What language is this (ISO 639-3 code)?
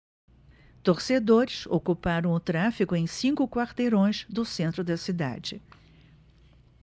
por